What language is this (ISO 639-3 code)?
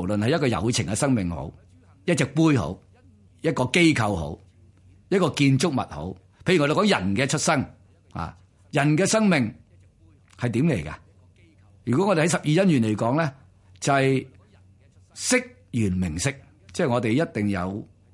zho